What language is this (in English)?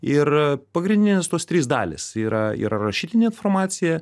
Lithuanian